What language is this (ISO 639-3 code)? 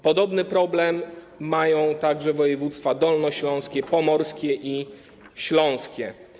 pol